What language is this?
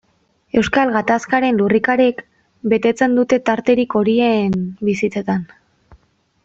Basque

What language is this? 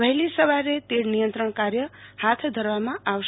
Gujarati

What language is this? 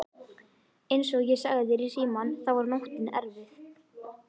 Icelandic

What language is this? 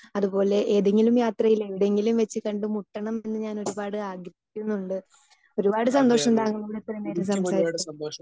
Malayalam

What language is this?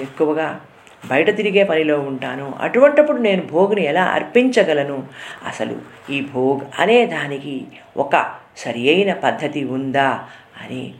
Telugu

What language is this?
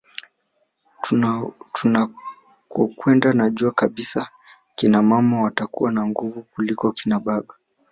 Swahili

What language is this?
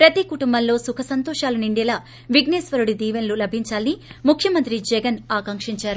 Telugu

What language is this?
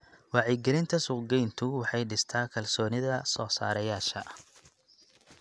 Somali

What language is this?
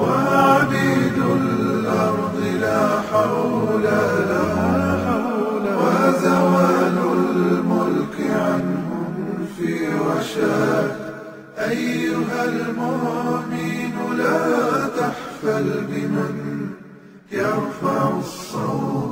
Arabic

